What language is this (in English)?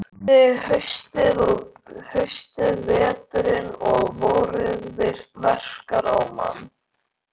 Icelandic